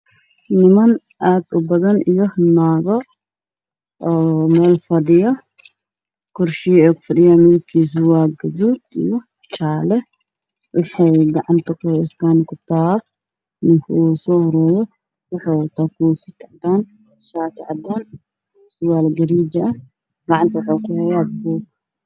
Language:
Somali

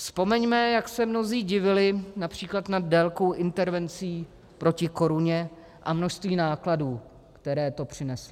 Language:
Czech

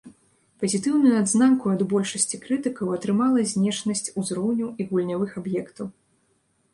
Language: Belarusian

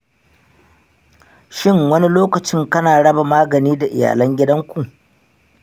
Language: Hausa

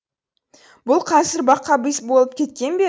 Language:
Kazakh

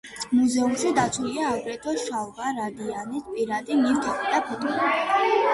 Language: Georgian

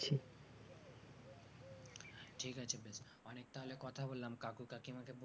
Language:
Bangla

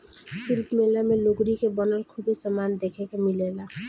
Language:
Bhojpuri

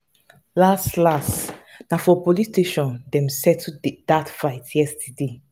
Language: Nigerian Pidgin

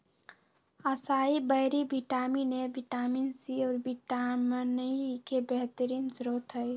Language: Magahi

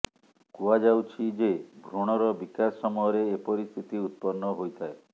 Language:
Odia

